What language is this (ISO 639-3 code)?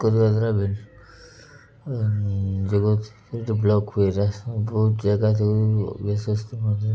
ori